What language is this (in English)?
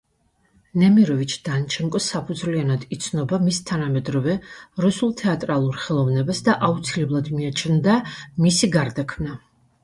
Georgian